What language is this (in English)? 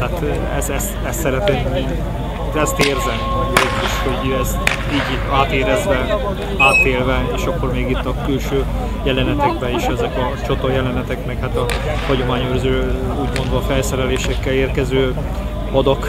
Hungarian